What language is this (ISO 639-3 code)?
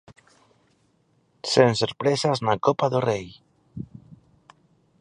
glg